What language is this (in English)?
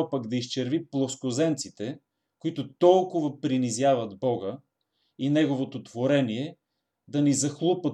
Bulgarian